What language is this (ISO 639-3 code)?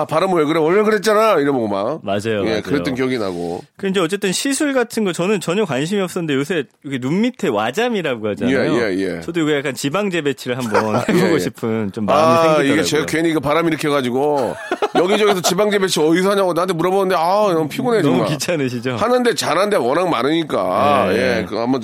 kor